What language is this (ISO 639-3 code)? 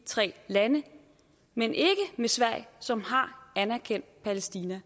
dan